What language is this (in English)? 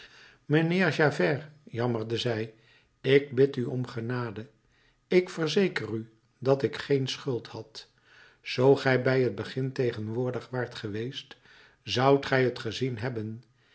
Dutch